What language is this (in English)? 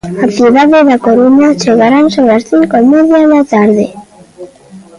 Galician